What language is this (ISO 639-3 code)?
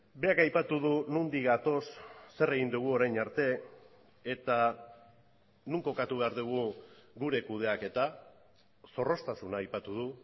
eus